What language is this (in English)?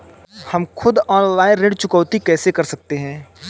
Hindi